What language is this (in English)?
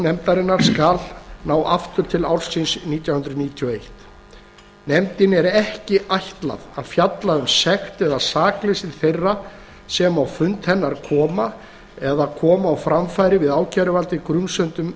Icelandic